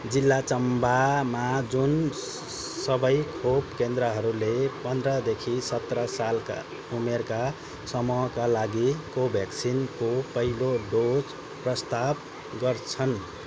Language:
Nepali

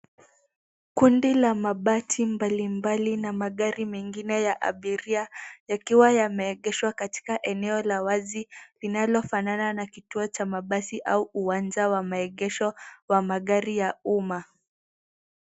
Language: Swahili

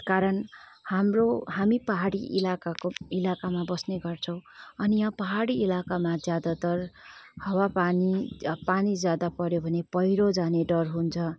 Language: Nepali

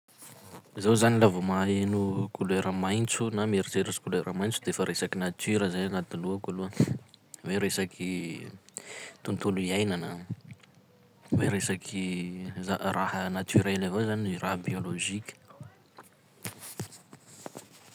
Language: Sakalava Malagasy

